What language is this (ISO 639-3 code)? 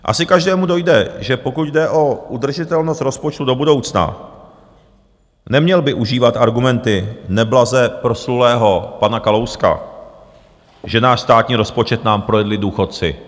ces